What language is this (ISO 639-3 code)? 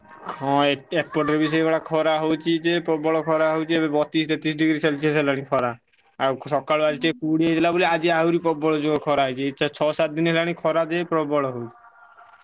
ori